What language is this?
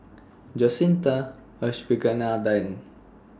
English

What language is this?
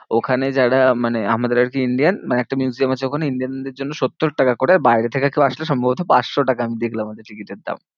Bangla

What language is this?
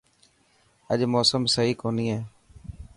Dhatki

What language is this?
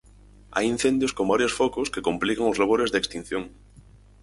Galician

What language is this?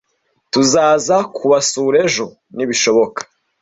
Kinyarwanda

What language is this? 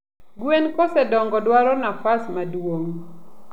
Luo (Kenya and Tanzania)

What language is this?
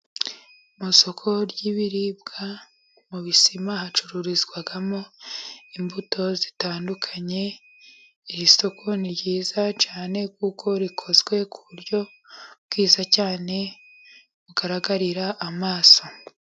Kinyarwanda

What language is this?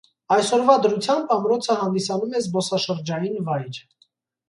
Armenian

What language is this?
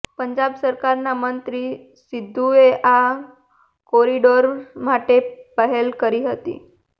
Gujarati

